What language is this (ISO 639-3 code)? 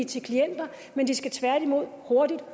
dan